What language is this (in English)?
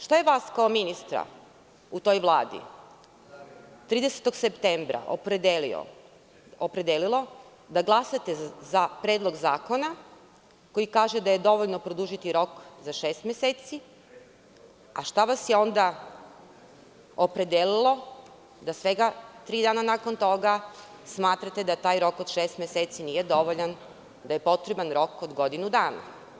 Serbian